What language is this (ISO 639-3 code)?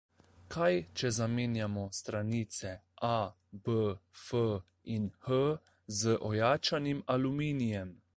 slv